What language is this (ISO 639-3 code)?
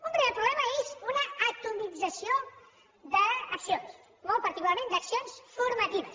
cat